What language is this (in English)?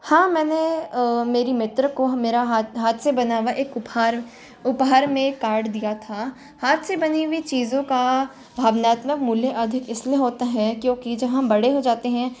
Hindi